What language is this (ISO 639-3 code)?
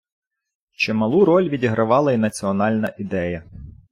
ukr